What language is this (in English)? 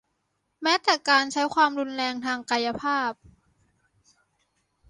Thai